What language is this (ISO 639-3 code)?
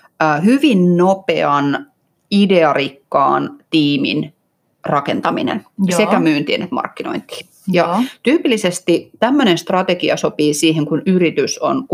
fin